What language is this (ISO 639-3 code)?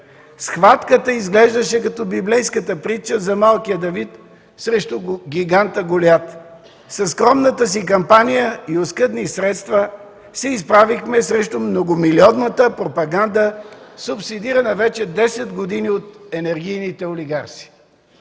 bul